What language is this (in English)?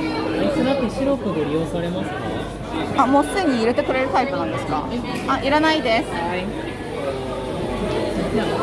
Japanese